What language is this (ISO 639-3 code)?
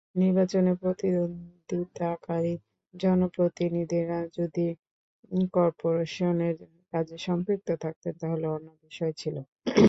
ben